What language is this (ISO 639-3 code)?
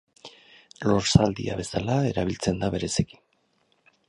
eus